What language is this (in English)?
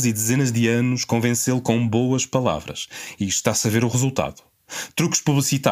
Portuguese